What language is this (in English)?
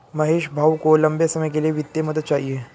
Hindi